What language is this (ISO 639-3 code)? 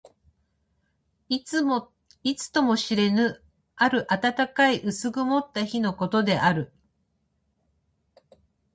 jpn